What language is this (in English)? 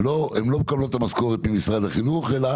Hebrew